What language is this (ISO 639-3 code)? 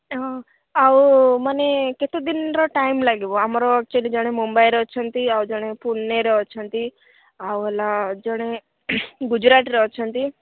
ori